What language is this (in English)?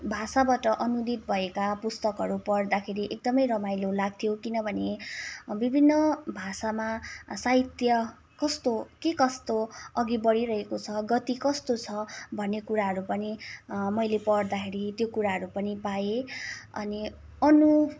Nepali